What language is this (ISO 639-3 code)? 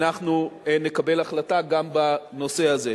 heb